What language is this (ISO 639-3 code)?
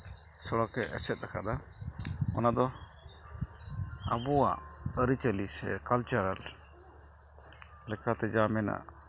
sat